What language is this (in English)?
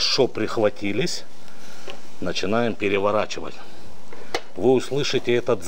Russian